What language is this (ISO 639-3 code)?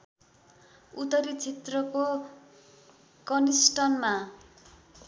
nep